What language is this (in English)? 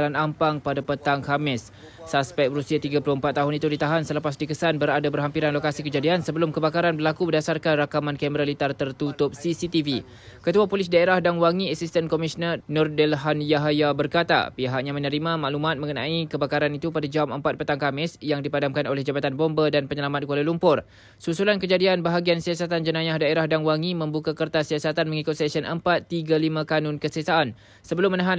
Malay